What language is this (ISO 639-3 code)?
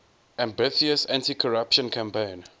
eng